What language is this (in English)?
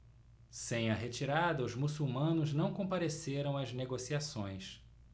Portuguese